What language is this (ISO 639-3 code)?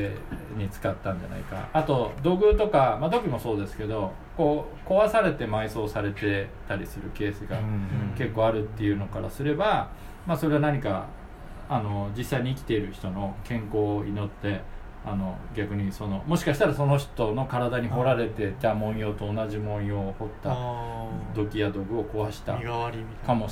jpn